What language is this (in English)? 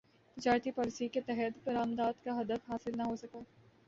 Urdu